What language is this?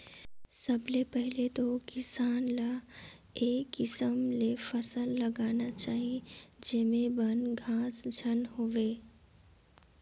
Chhattisgarhi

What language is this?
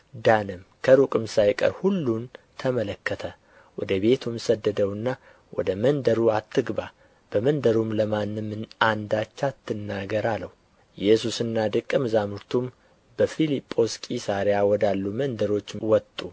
Amharic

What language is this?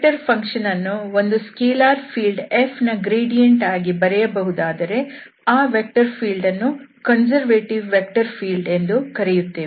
Kannada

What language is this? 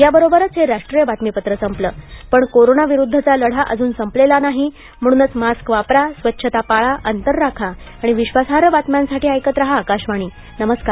Marathi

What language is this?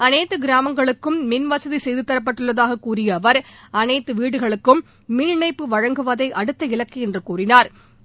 Tamil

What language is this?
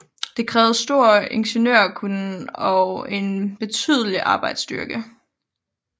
Danish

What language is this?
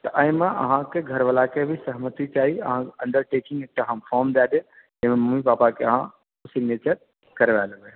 Maithili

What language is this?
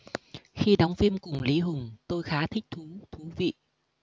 Vietnamese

